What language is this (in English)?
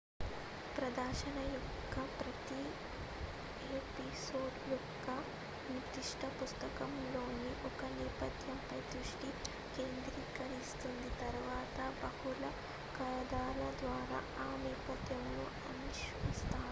Telugu